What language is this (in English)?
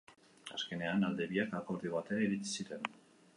Basque